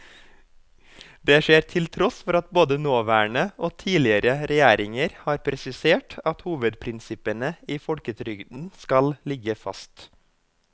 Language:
Norwegian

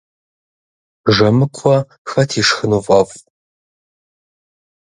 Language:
Kabardian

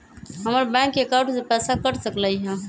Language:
Magahi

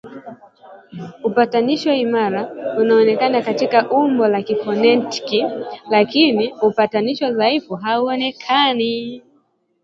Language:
Swahili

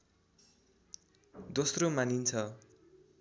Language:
Nepali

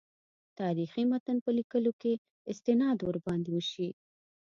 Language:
Pashto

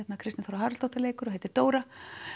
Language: Icelandic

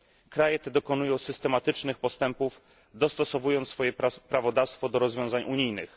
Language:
Polish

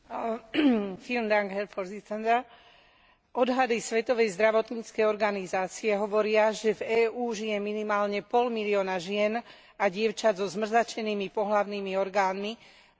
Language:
Slovak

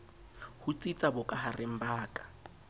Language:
Southern Sotho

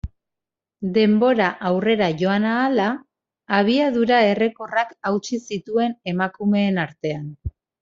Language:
Basque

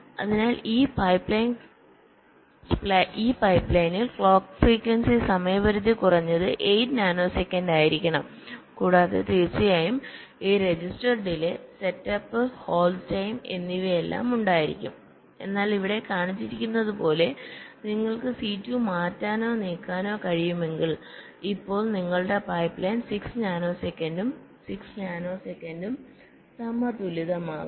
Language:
Malayalam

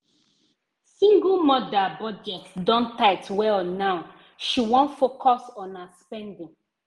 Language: Nigerian Pidgin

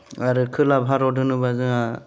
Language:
Bodo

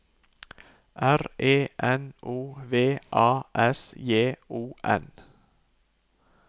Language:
Norwegian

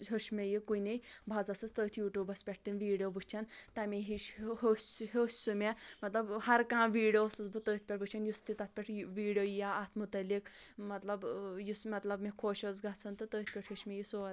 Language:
Kashmiri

